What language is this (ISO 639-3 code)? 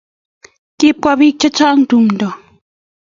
kln